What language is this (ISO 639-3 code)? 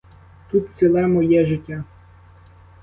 ukr